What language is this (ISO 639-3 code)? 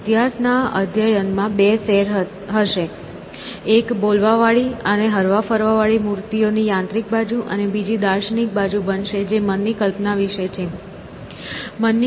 guj